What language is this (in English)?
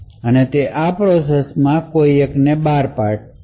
Gujarati